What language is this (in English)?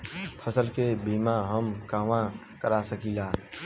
Bhojpuri